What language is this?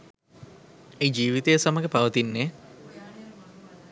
Sinhala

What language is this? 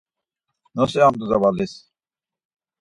Laz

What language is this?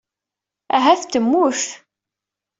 Kabyle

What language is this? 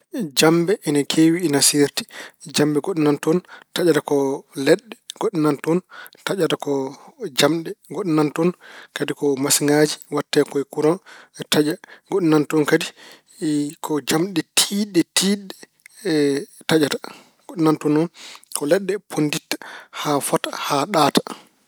Fula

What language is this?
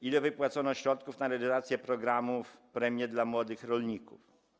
Polish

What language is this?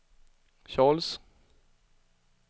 Swedish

